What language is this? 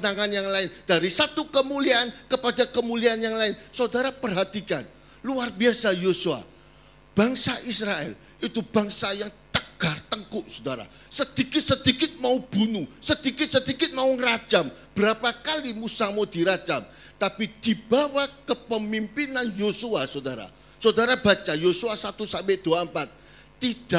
Indonesian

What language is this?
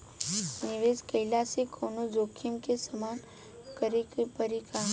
Bhojpuri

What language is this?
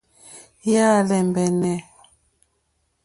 Mokpwe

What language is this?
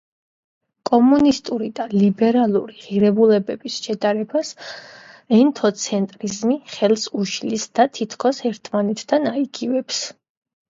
Georgian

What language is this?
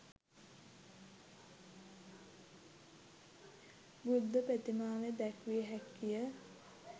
Sinhala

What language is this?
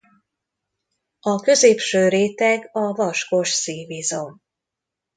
Hungarian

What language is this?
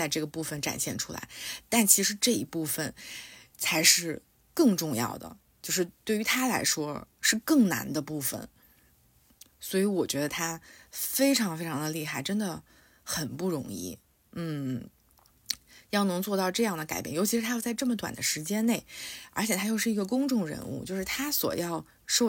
Chinese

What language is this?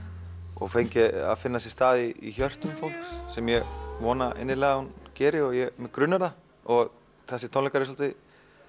Icelandic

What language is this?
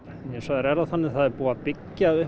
Icelandic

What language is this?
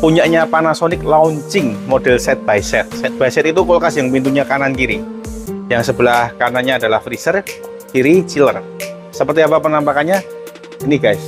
Indonesian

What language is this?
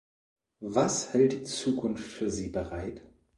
German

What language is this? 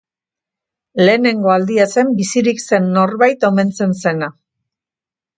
Basque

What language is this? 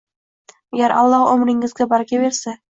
Uzbek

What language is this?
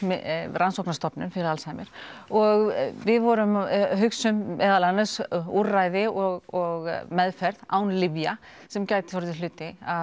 Icelandic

